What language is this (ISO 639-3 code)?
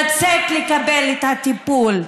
heb